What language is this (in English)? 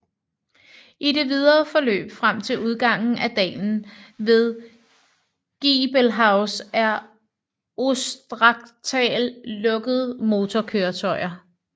Danish